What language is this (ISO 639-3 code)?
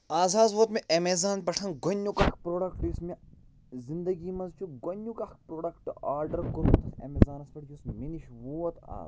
kas